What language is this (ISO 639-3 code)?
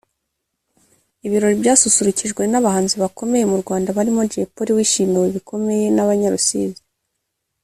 kin